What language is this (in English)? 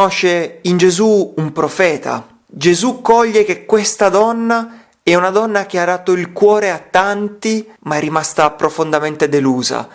Italian